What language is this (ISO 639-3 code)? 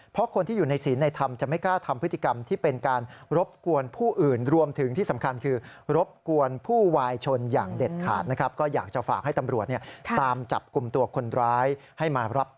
tha